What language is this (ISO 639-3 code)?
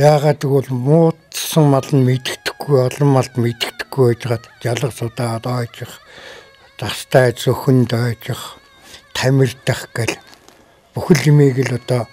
tur